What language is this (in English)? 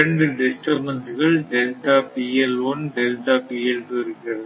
Tamil